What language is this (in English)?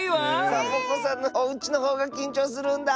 Japanese